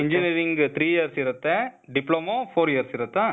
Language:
Kannada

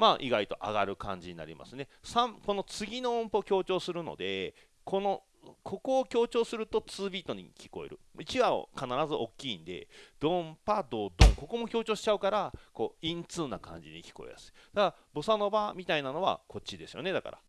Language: Japanese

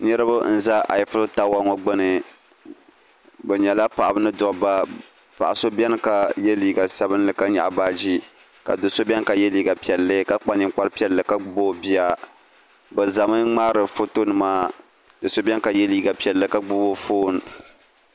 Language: Dagbani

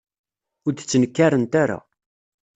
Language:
Kabyle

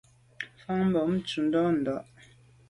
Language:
Medumba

